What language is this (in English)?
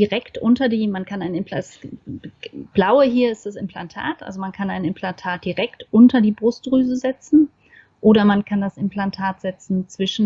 German